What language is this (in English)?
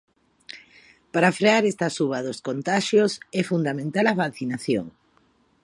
Galician